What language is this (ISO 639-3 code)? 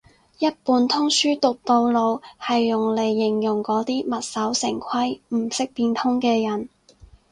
yue